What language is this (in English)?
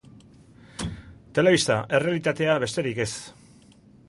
Basque